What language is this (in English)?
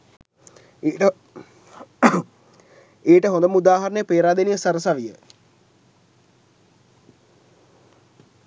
Sinhala